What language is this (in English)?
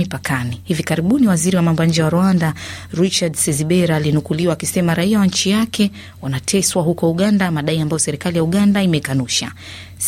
Swahili